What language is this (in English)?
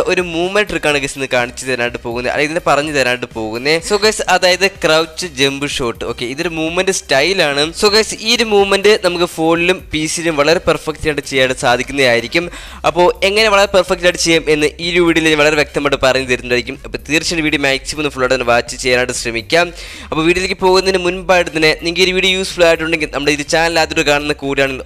Hindi